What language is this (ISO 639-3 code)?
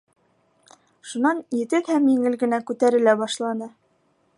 bak